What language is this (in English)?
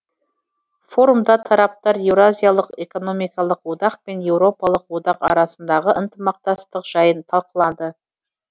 Kazakh